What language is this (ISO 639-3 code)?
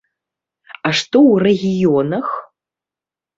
bel